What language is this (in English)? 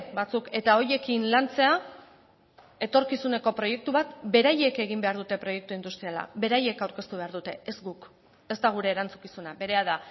Basque